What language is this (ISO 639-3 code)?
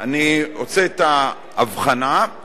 heb